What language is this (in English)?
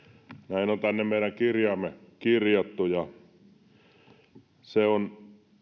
Finnish